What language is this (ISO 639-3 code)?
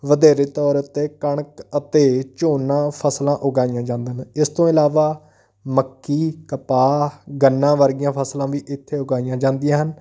pan